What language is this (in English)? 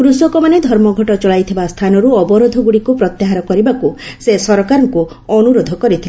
Odia